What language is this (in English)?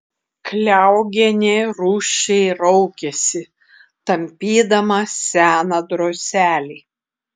Lithuanian